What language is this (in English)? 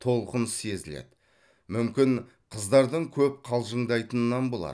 Kazakh